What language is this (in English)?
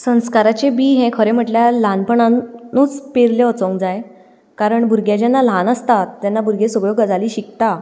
Konkani